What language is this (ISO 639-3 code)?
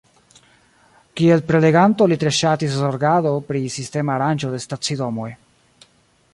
epo